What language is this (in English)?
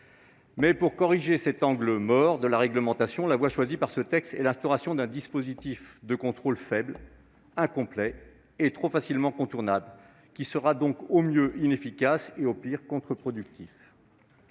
French